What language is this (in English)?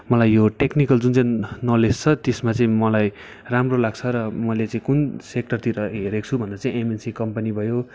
Nepali